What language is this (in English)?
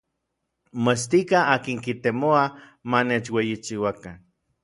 Orizaba Nahuatl